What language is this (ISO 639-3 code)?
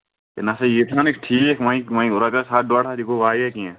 kas